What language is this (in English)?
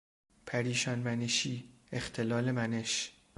Persian